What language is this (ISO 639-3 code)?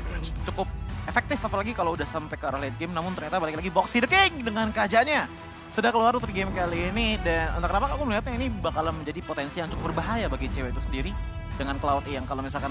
ind